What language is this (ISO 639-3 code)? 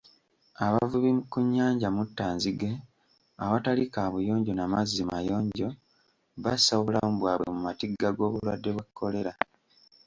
lug